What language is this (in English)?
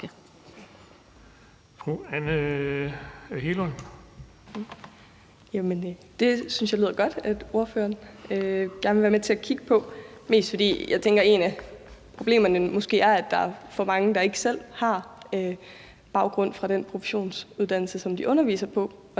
Danish